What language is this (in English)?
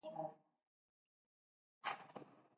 Basque